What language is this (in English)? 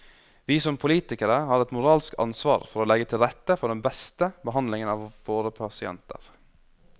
Norwegian